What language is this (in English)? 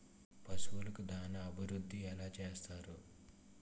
Telugu